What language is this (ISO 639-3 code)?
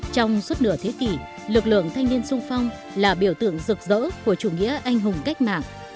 vie